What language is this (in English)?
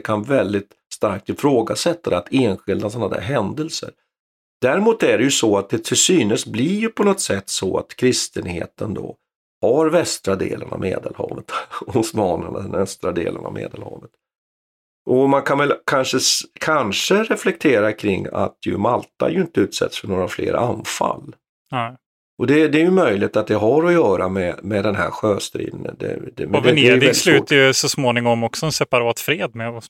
Swedish